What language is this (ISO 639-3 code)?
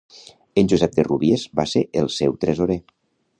cat